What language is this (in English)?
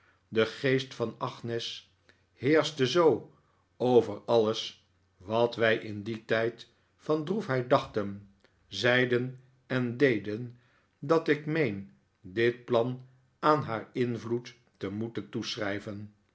Dutch